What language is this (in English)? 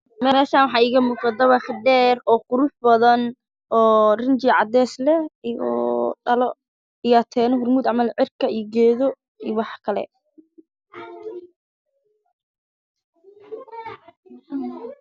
Somali